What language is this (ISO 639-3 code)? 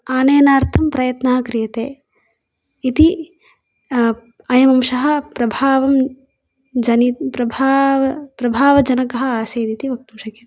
san